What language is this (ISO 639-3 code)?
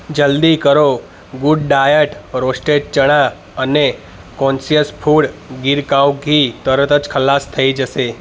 guj